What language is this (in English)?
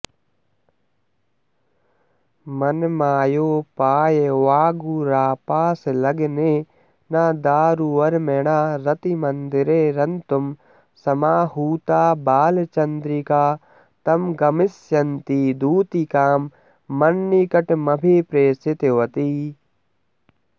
Sanskrit